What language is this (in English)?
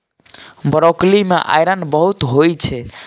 Maithili